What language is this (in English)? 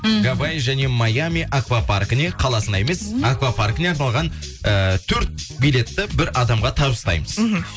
Kazakh